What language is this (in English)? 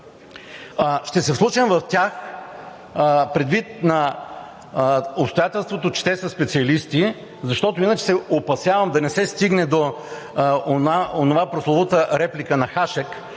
Bulgarian